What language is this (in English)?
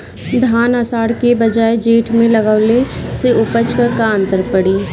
Bhojpuri